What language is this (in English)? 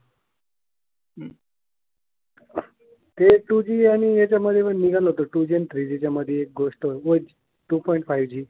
Marathi